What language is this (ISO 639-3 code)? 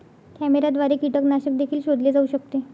mar